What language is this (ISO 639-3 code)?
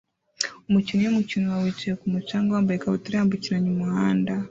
kin